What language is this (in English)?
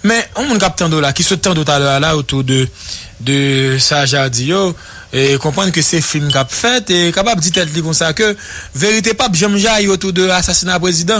French